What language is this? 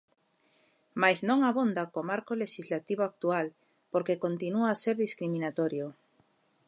Galician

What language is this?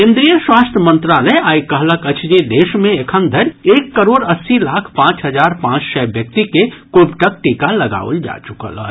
Maithili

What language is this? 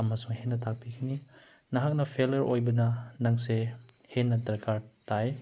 Manipuri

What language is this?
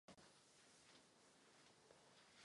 Czech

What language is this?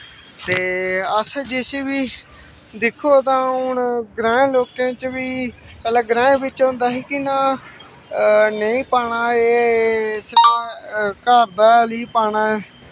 Dogri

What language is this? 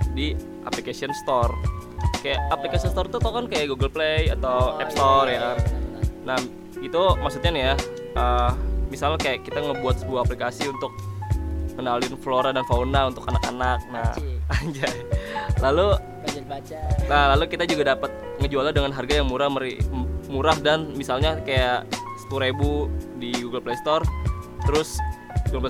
Indonesian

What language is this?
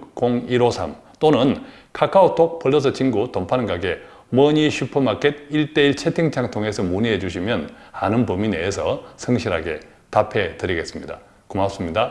Korean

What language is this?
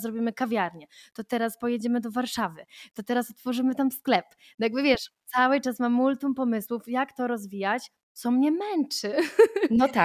Polish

